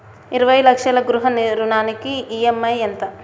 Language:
Telugu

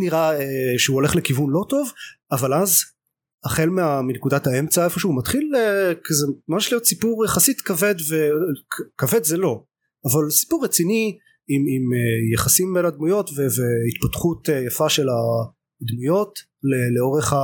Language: Hebrew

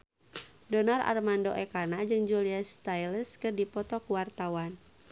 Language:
Sundanese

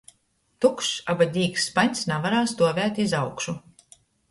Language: Latgalian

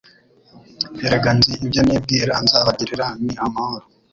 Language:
Kinyarwanda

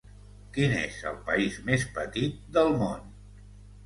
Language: Catalan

